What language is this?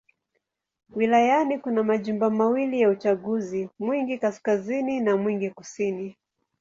Swahili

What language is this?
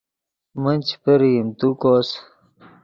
Yidgha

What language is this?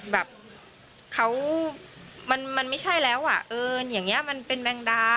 Thai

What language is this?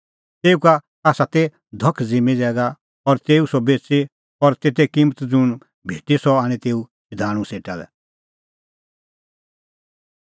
Kullu Pahari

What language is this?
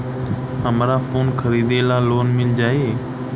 Bhojpuri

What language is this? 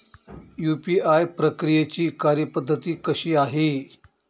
Marathi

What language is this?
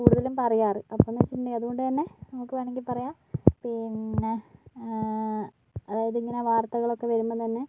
Malayalam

